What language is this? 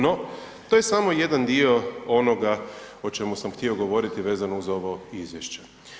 Croatian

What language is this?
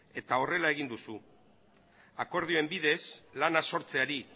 Basque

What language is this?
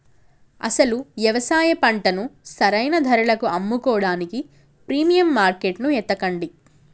Telugu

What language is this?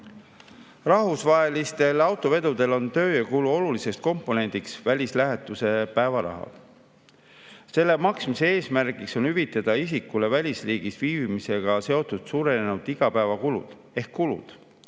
Estonian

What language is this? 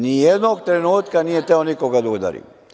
Serbian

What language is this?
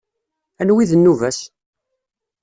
Kabyle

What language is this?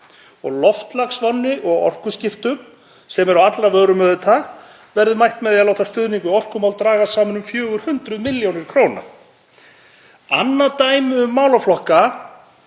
Icelandic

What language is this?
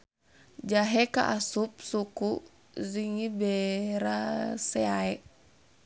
Sundanese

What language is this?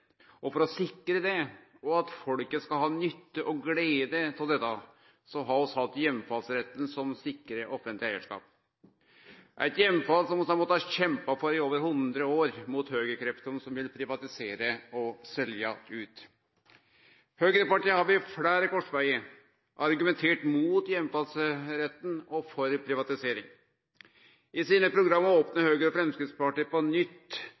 Norwegian Nynorsk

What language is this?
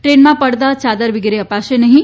Gujarati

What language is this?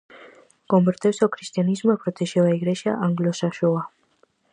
Galician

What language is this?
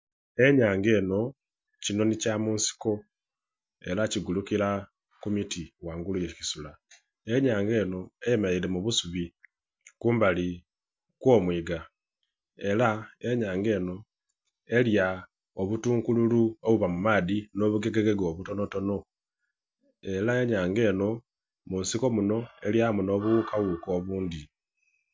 Soga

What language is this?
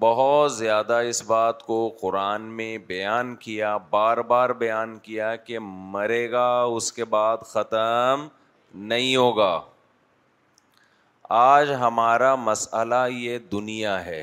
Urdu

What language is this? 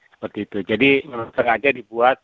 Indonesian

